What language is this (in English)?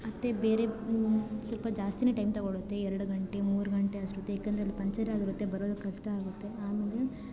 Kannada